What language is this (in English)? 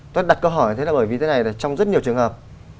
Vietnamese